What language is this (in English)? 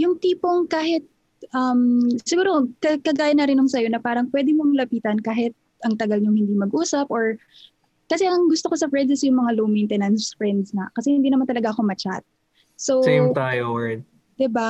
Filipino